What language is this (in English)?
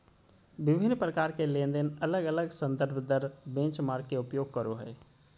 Magahi